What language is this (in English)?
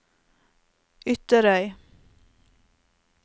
Norwegian